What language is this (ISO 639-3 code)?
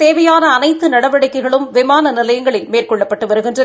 tam